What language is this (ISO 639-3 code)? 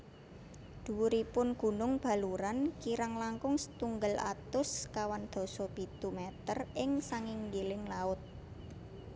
jav